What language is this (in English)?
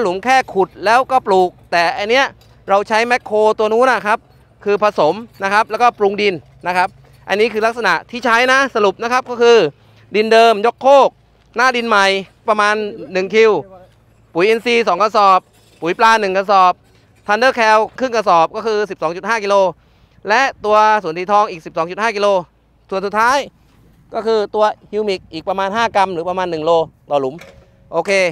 Thai